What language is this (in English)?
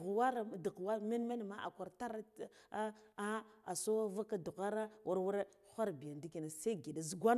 Guduf-Gava